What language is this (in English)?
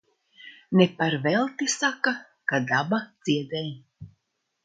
Latvian